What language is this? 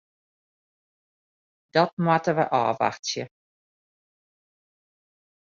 Western Frisian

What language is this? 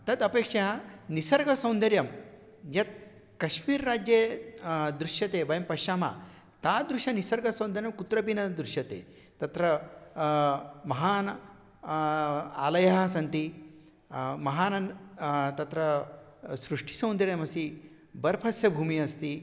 Sanskrit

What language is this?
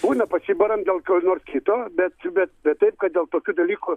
Lithuanian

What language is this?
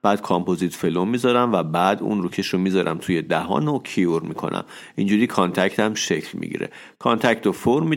Persian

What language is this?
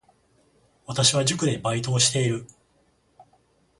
Japanese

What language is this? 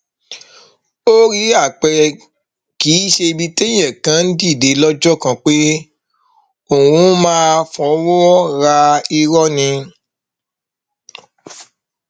Yoruba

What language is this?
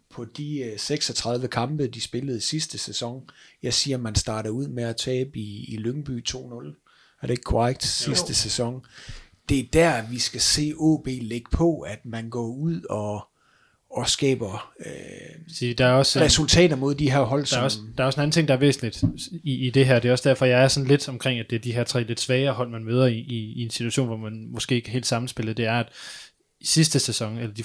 Danish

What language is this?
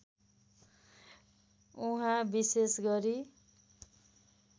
Nepali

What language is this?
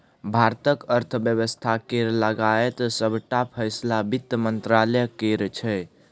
Maithili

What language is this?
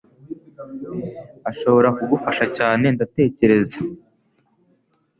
Kinyarwanda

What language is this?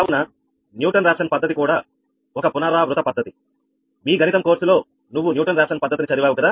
Telugu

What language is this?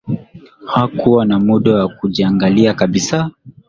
Swahili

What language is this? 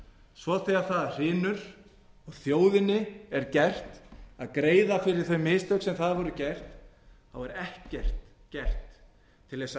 Icelandic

